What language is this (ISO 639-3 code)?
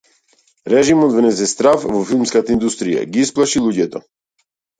mkd